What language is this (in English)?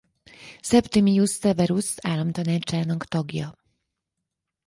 Hungarian